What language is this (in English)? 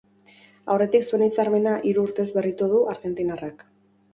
Basque